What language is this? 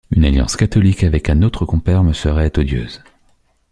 French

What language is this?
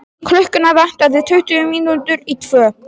Icelandic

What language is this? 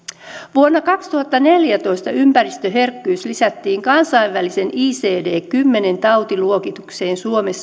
Finnish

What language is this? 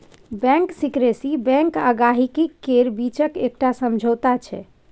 Maithili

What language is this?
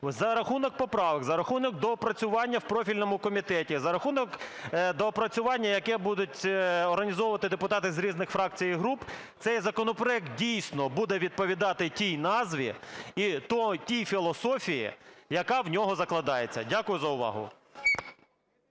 Ukrainian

